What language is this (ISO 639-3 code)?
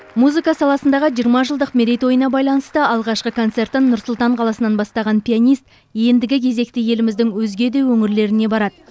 kaz